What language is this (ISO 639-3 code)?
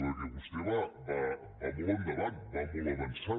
cat